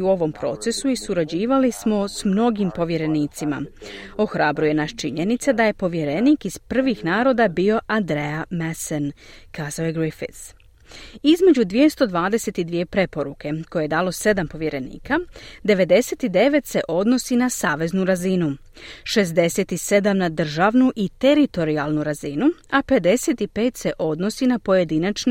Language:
Croatian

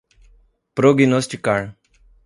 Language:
Portuguese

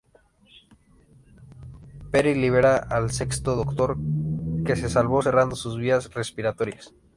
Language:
Spanish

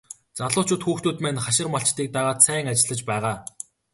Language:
Mongolian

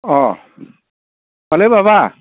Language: Bodo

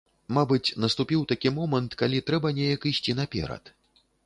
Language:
Belarusian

